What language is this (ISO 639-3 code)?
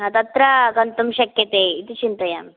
san